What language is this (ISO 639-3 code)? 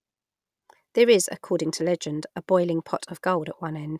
eng